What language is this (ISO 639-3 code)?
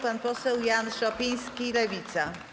pol